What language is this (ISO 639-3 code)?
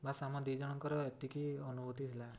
ori